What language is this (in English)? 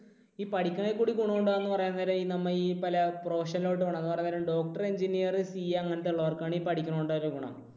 Malayalam